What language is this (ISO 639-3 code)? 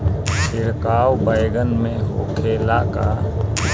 bho